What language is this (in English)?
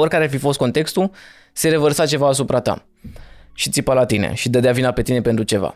Romanian